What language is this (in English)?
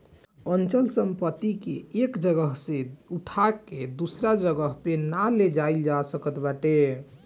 Bhojpuri